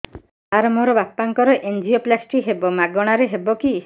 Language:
Odia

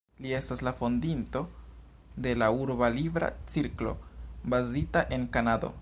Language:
Esperanto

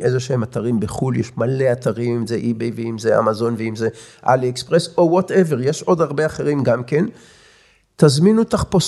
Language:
Hebrew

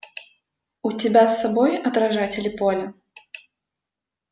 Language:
Russian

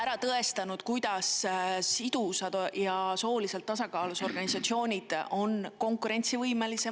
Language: Estonian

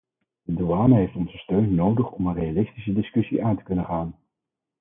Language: Dutch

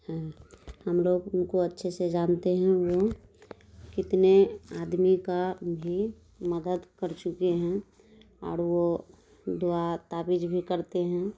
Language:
Urdu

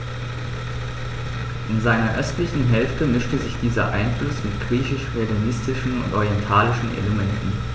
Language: German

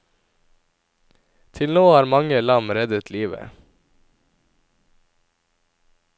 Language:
Norwegian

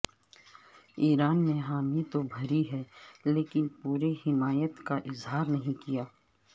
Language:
Urdu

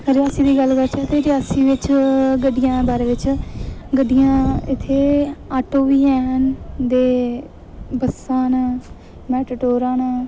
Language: Dogri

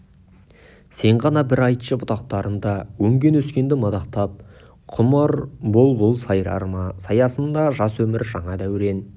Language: Kazakh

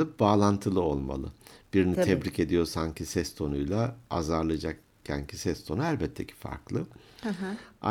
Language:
Turkish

